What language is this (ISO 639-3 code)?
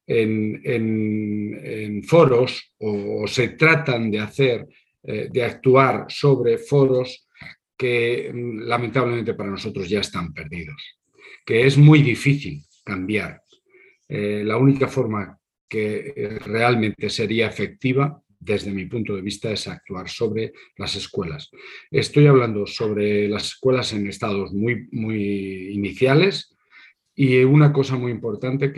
spa